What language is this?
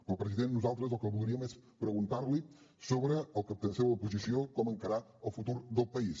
Catalan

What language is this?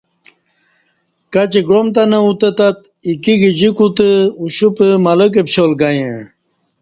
Kati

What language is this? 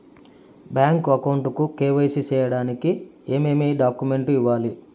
Telugu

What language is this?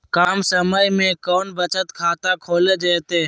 Magahi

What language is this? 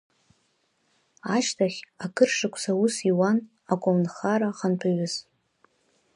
Abkhazian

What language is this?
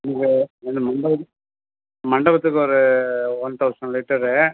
Tamil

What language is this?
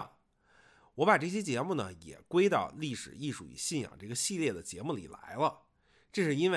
Chinese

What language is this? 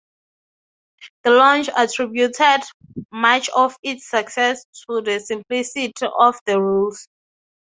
English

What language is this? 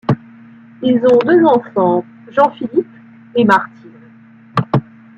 French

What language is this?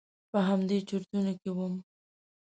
Pashto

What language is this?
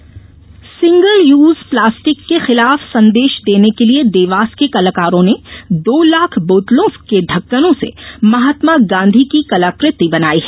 Hindi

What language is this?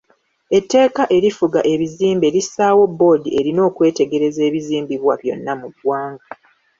Ganda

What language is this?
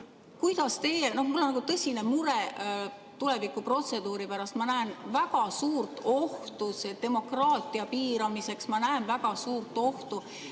Estonian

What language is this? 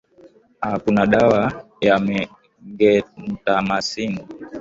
Swahili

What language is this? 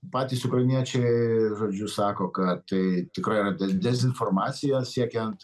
Lithuanian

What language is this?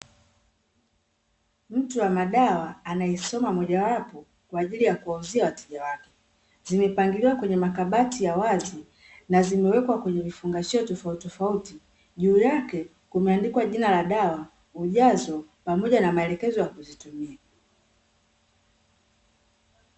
Swahili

